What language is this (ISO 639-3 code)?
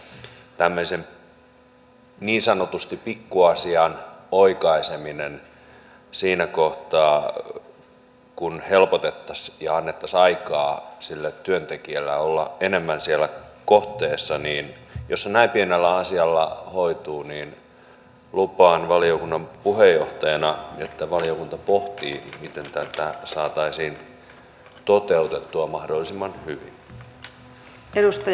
fin